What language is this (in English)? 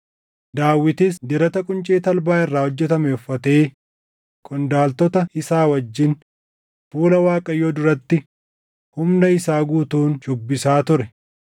Oromo